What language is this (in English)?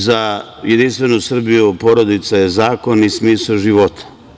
Serbian